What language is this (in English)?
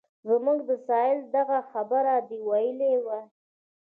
Pashto